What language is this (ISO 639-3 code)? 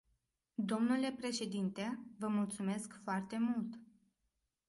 ron